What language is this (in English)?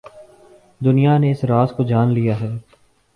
Urdu